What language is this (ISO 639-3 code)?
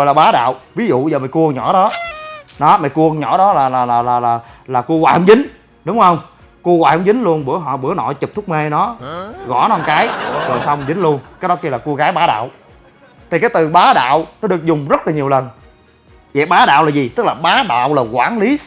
vie